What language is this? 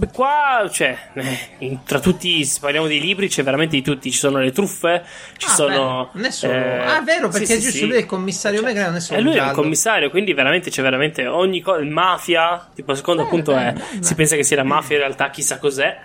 Italian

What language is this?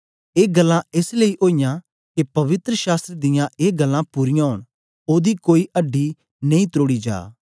Dogri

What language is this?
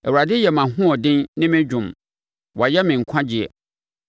Akan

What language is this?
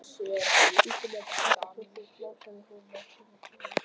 Icelandic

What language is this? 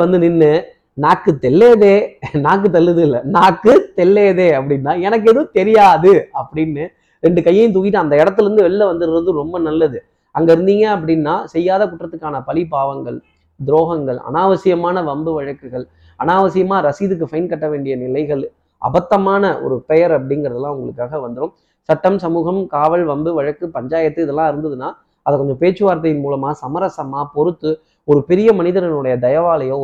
Tamil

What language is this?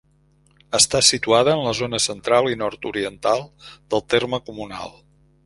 Catalan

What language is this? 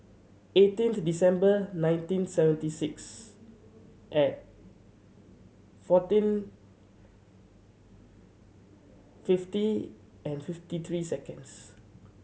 English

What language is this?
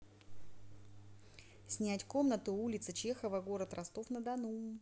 Russian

